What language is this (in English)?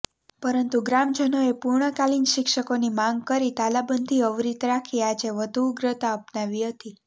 Gujarati